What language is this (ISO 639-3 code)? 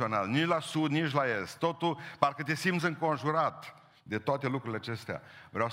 ron